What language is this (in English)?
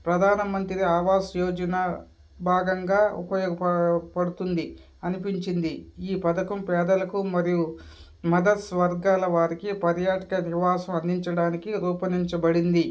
Telugu